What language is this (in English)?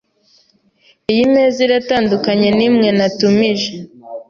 Kinyarwanda